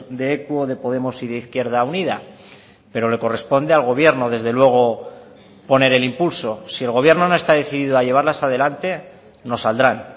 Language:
Spanish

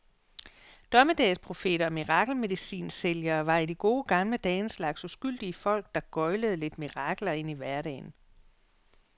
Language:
Danish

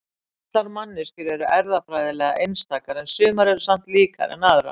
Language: Icelandic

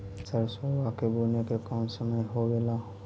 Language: Magahi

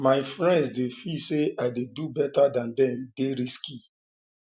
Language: Nigerian Pidgin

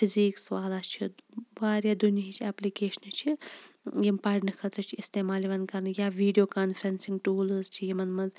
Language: Kashmiri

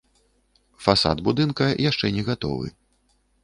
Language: Belarusian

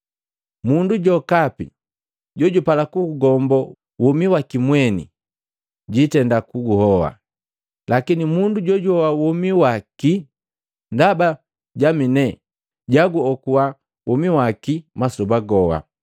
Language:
Matengo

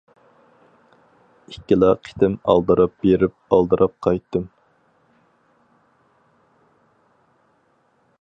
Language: Uyghur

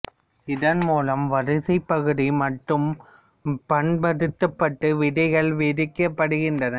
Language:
Tamil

